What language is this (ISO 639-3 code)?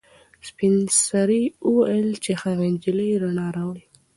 pus